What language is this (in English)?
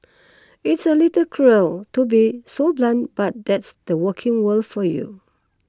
English